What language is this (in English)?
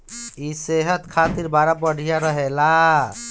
Bhojpuri